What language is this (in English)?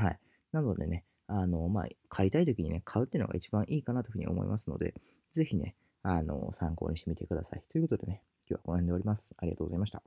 Japanese